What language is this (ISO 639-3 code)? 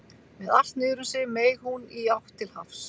isl